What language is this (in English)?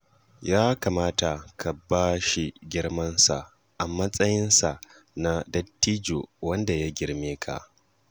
Hausa